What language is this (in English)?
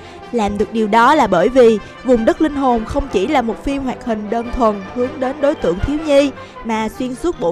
Vietnamese